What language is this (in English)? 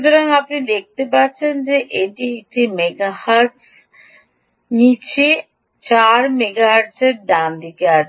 Bangla